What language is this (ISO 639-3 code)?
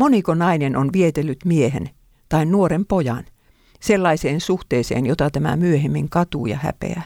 fin